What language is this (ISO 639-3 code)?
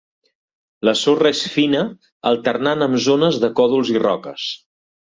cat